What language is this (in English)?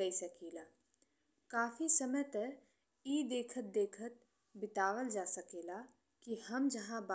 Bhojpuri